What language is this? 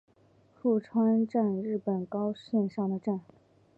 Chinese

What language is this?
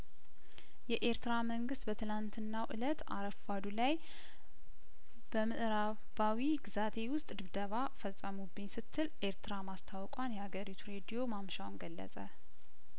Amharic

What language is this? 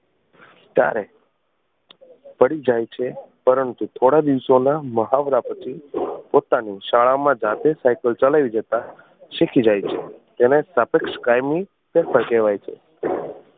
Gujarati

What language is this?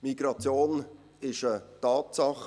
Swiss German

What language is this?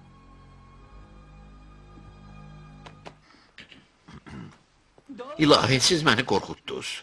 Turkish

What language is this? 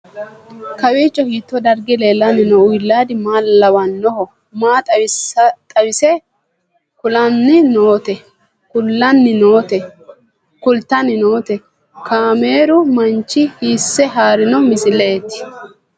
Sidamo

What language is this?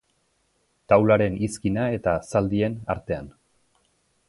Basque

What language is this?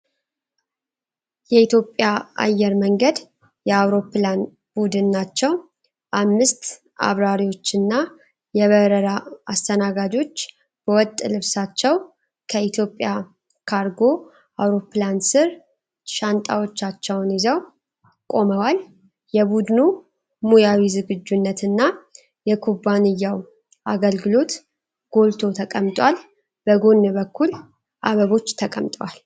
Amharic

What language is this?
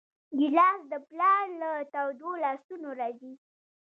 Pashto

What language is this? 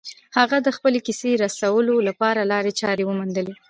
Pashto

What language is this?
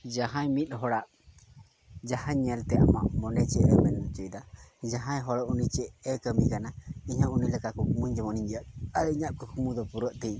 Santali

